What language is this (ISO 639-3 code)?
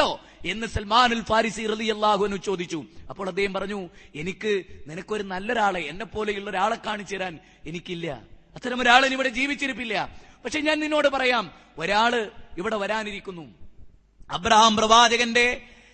mal